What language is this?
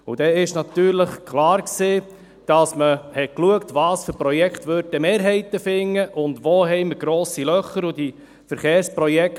Swiss German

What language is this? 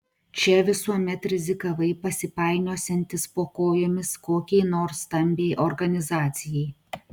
Lithuanian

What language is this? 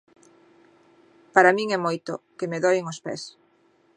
Galician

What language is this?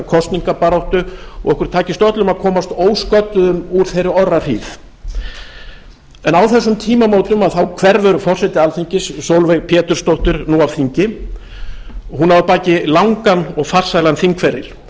Icelandic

